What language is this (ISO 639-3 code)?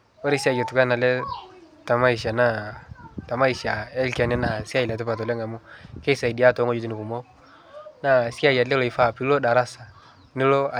mas